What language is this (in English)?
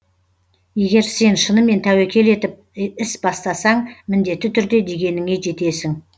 Kazakh